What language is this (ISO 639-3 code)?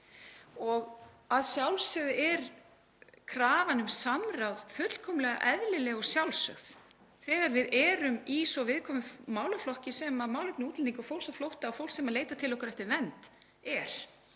isl